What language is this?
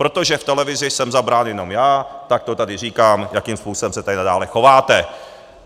Czech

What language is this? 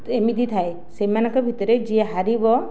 Odia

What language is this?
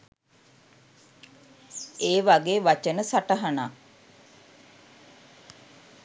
Sinhala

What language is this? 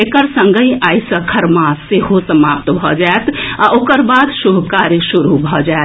Maithili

